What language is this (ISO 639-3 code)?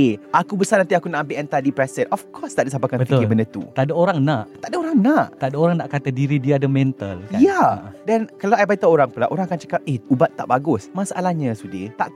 msa